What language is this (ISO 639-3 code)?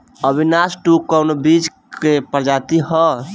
bho